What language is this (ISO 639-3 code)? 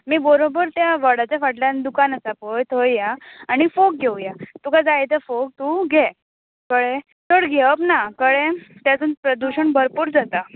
kok